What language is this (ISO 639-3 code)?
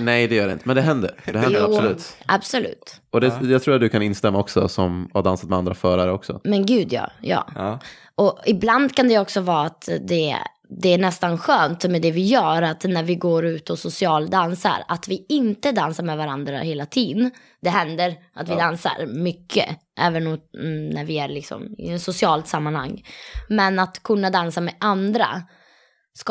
swe